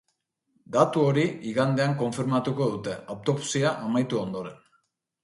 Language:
Basque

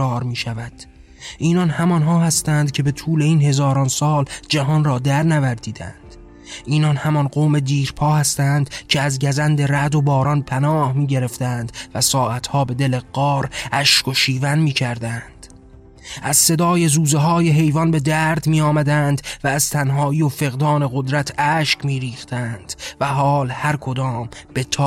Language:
Persian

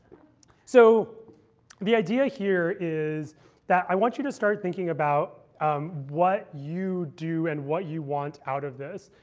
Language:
English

